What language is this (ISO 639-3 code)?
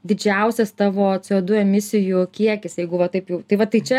lit